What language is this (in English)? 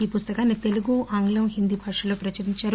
Telugu